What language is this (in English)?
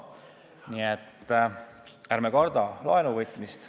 Estonian